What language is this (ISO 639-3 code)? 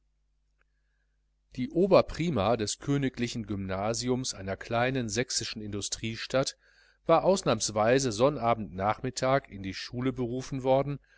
deu